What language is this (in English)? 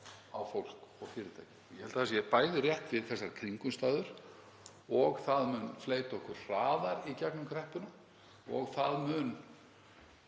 Icelandic